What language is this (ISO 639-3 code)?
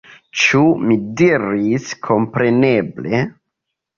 epo